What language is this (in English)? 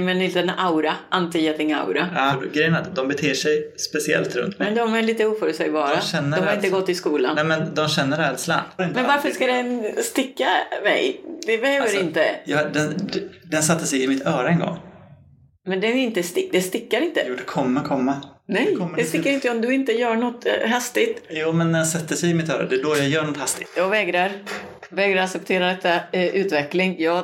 Swedish